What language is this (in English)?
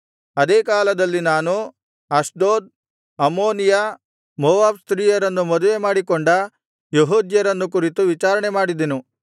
Kannada